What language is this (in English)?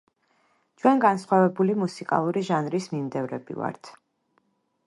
Georgian